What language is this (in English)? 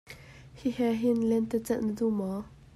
Hakha Chin